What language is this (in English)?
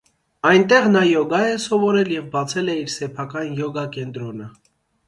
Armenian